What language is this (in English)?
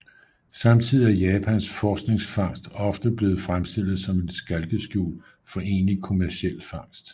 Danish